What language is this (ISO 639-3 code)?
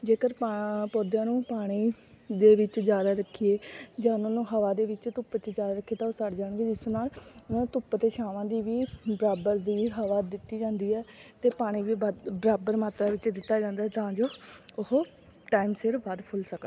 pan